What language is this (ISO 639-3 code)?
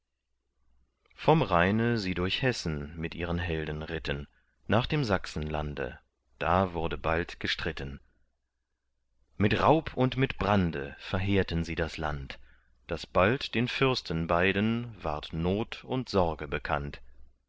deu